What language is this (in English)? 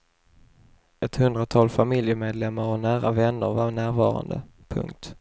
Swedish